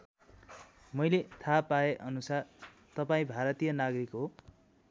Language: Nepali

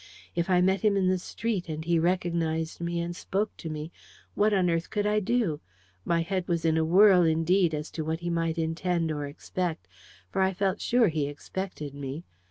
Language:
English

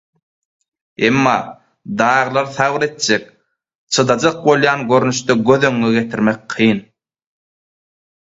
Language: Turkmen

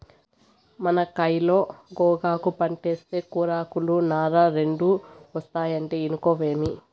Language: Telugu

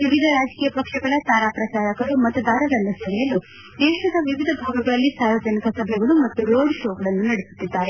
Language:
Kannada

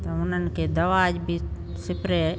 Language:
Sindhi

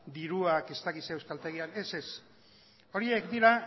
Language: Basque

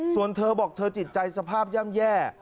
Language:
Thai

